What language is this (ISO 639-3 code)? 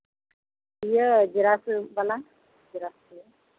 sat